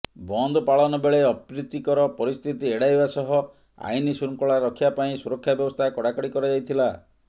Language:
Odia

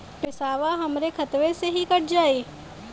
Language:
Bhojpuri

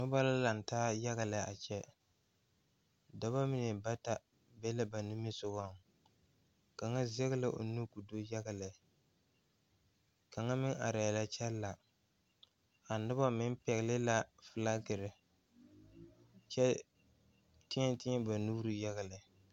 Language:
Southern Dagaare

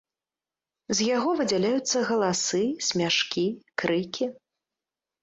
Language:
Belarusian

